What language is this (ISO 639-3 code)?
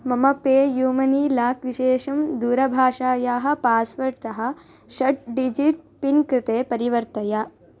san